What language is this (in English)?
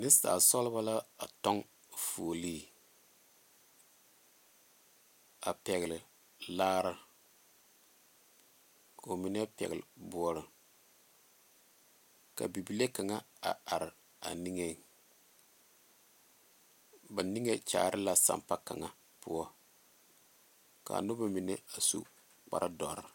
Southern Dagaare